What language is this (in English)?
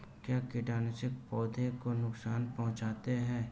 Hindi